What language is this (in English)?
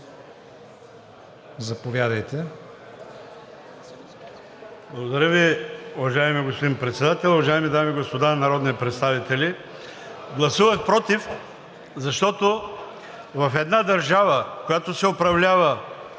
Bulgarian